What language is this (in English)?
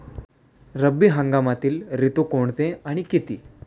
Marathi